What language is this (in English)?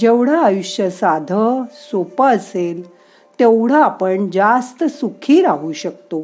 Marathi